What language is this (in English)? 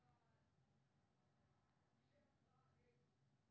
Maithili